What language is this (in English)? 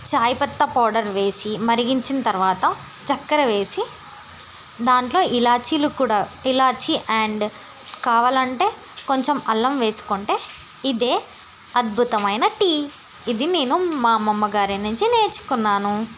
Telugu